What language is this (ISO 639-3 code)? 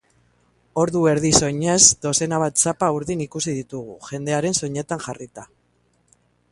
eus